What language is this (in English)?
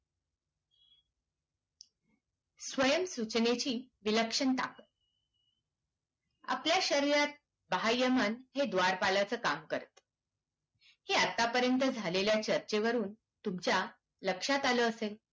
Marathi